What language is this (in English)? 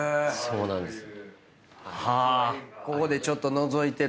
Japanese